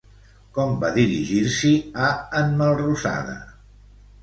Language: Catalan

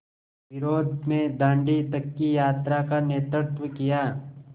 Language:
Hindi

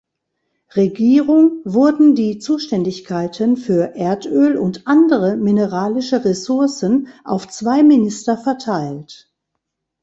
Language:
German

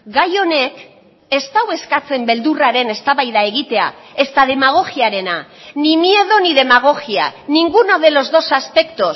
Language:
Basque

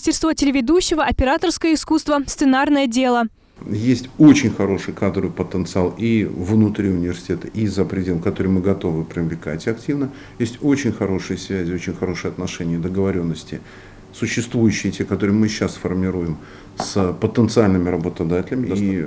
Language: Russian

